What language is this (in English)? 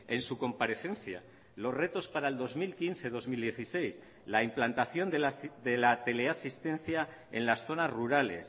Spanish